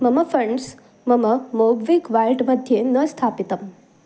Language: Sanskrit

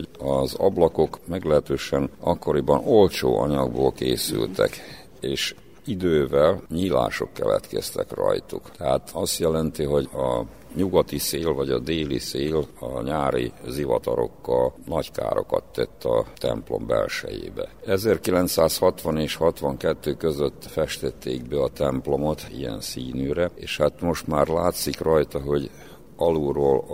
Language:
Hungarian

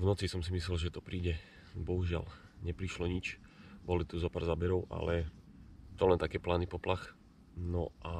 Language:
Czech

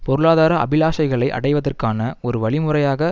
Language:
Tamil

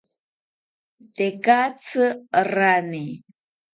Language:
South Ucayali Ashéninka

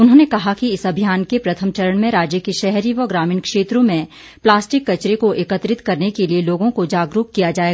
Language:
Hindi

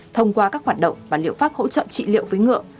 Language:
Vietnamese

